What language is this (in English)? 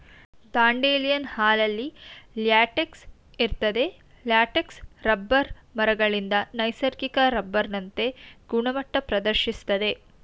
Kannada